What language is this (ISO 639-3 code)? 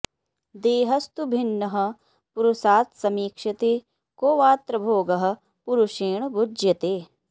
san